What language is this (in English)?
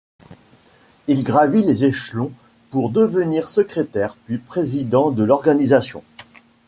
French